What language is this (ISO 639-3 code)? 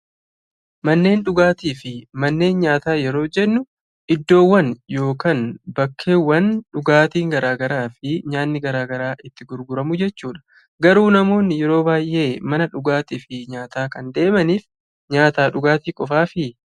orm